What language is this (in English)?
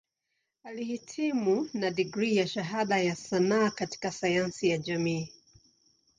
Swahili